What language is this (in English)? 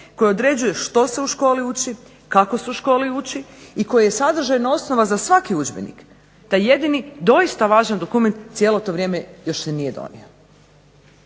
Croatian